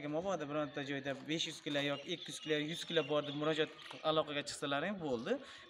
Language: Turkish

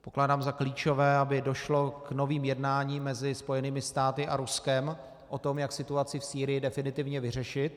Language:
Czech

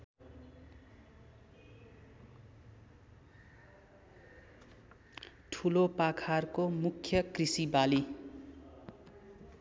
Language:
Nepali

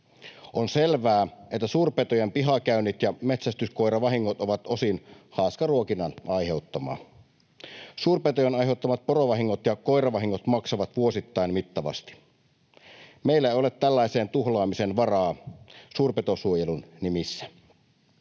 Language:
Finnish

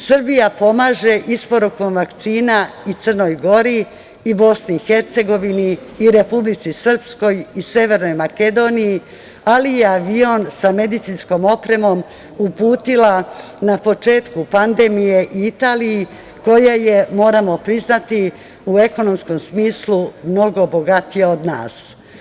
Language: Serbian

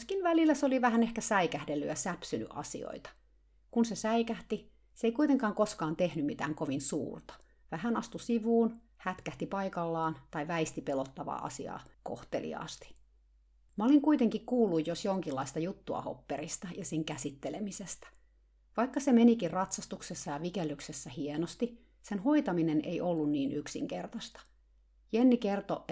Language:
Finnish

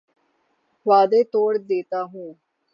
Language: Urdu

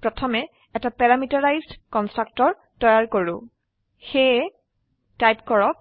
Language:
Assamese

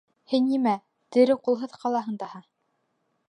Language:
Bashkir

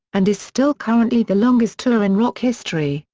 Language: English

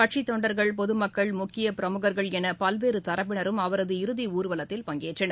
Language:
Tamil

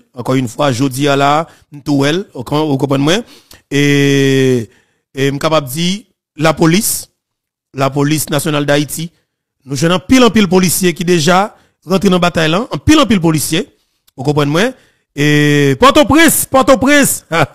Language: French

